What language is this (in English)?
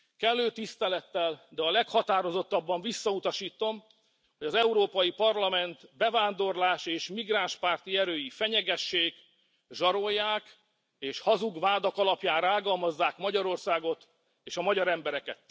Hungarian